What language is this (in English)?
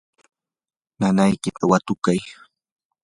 Yanahuanca Pasco Quechua